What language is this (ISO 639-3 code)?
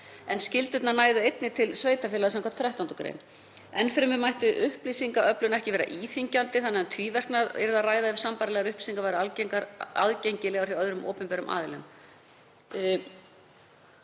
isl